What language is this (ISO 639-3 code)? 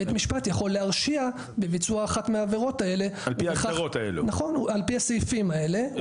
heb